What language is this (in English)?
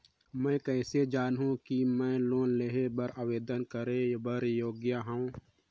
Chhattisgarhi